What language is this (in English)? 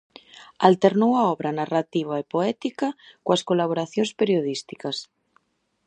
Galician